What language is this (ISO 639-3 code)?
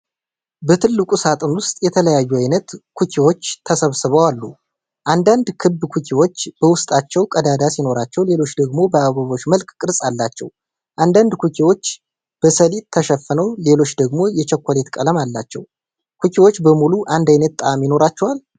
amh